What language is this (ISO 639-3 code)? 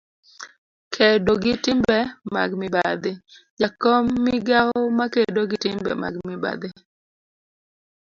luo